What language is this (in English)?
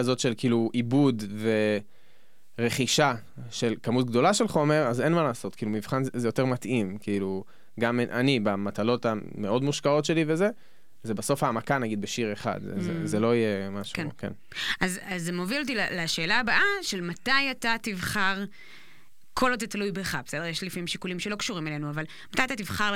Hebrew